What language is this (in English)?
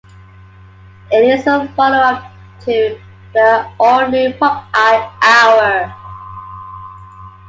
English